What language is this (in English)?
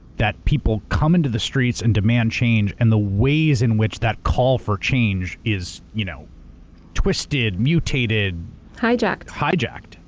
English